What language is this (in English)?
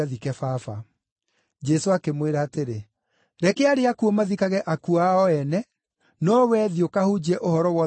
Kikuyu